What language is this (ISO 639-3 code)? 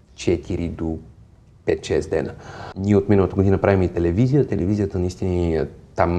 bul